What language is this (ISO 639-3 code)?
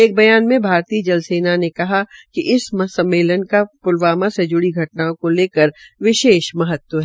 hin